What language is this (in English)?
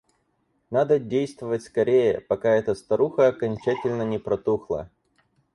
Russian